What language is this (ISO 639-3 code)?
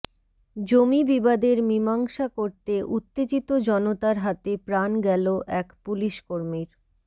ben